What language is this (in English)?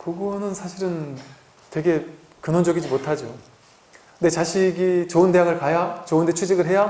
Korean